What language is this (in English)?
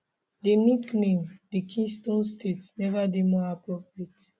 Nigerian Pidgin